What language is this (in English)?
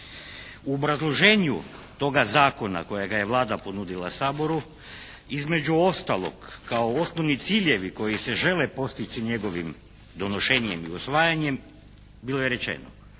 Croatian